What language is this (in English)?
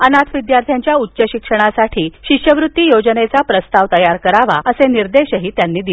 Marathi